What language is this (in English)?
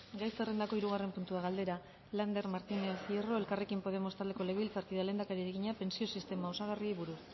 Basque